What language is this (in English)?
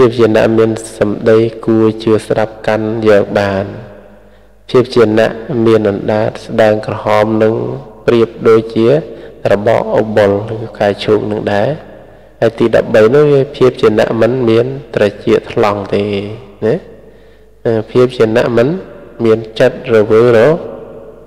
Thai